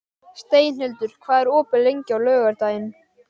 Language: Icelandic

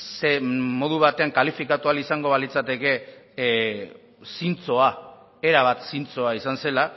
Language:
Basque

